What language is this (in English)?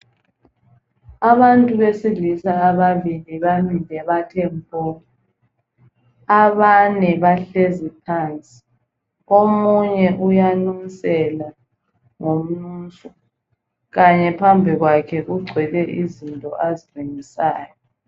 North Ndebele